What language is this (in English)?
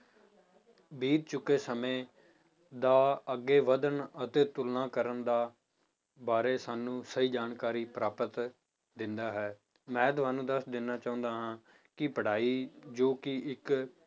Punjabi